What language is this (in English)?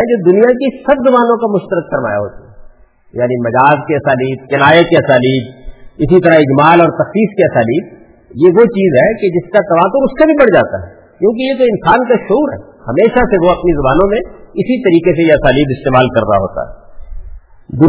Urdu